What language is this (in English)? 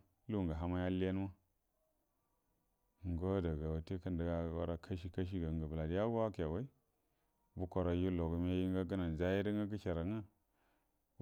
Buduma